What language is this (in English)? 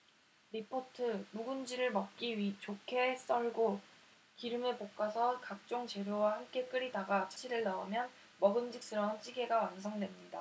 Korean